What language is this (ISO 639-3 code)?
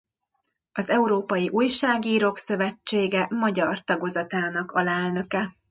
hun